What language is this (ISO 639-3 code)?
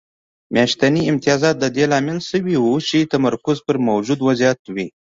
pus